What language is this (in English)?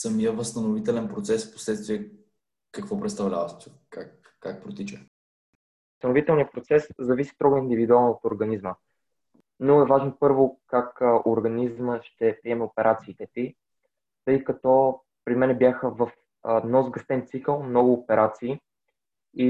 Bulgarian